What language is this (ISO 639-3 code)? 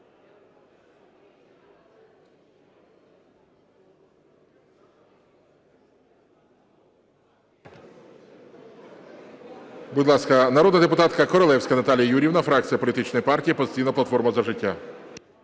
ukr